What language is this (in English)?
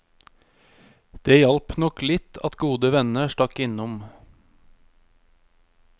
Norwegian